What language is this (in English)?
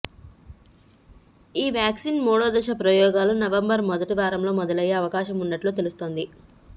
Telugu